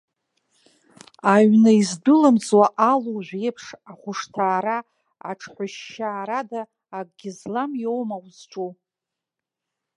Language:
Abkhazian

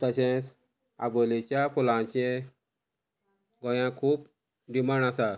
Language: Konkani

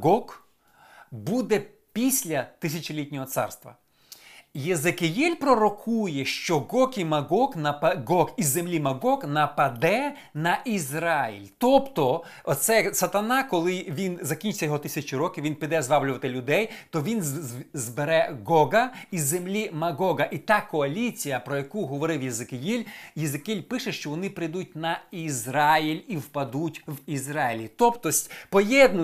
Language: Ukrainian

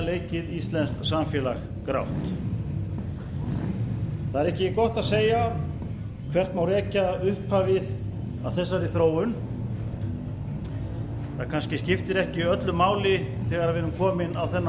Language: Icelandic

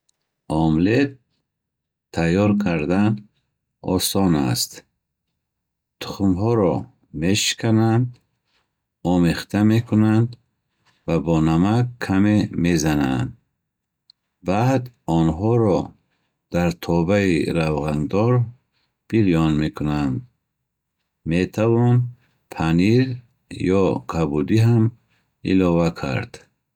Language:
Bukharic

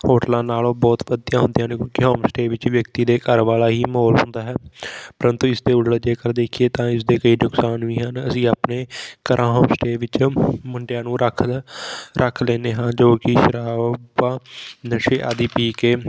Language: Punjabi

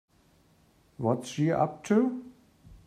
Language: English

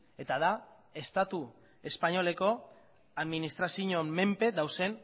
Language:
Basque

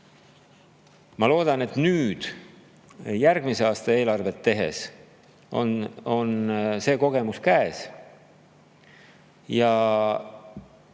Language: Estonian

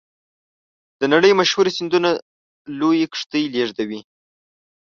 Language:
Pashto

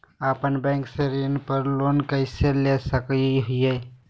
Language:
Magahi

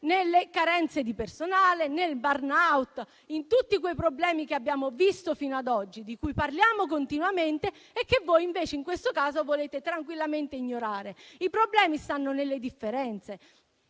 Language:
Italian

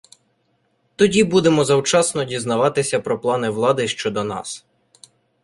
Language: Ukrainian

